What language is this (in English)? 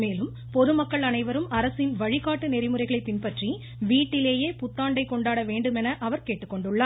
Tamil